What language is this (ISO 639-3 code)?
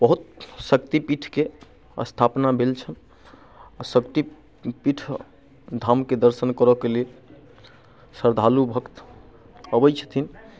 mai